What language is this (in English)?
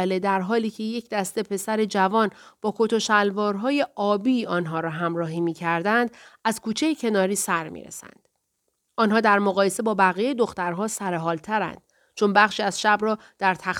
Persian